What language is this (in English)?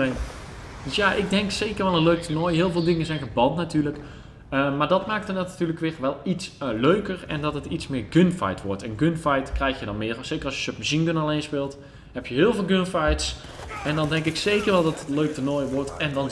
Dutch